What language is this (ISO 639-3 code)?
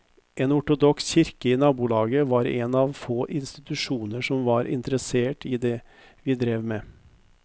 nor